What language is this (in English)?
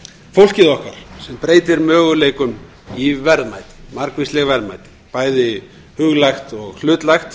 Icelandic